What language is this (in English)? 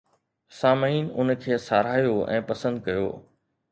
Sindhi